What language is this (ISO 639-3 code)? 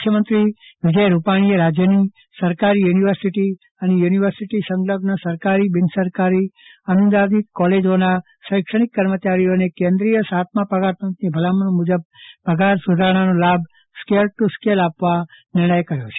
guj